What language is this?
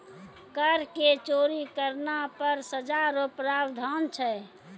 Maithili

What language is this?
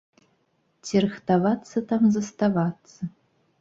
Belarusian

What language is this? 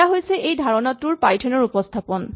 Assamese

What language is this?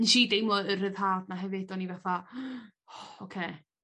Welsh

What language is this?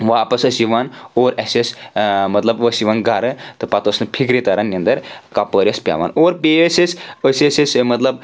Kashmiri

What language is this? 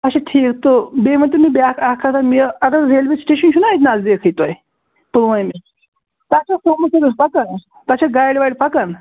Kashmiri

